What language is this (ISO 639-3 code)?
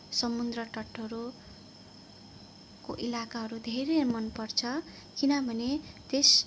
nep